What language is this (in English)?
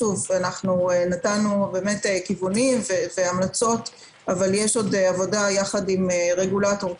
Hebrew